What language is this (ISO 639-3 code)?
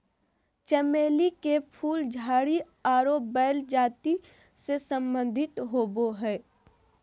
mag